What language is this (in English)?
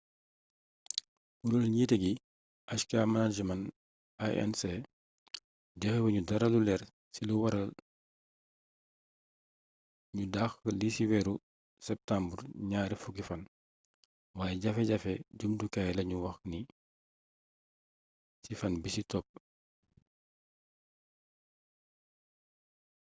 Wolof